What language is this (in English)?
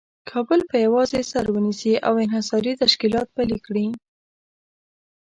Pashto